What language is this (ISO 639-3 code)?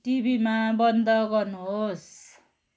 nep